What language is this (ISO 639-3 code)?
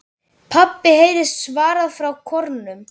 isl